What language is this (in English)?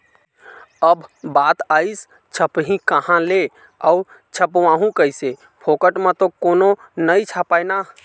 Chhattisgarhi